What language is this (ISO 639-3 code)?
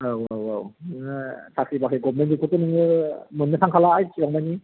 brx